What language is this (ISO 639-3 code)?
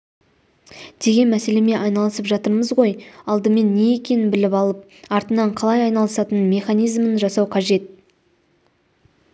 kaz